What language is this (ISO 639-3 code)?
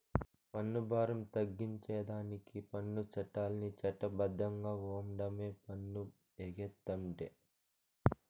tel